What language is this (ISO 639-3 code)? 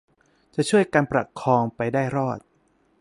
tha